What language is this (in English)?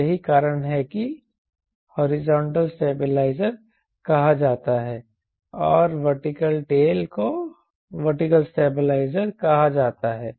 Hindi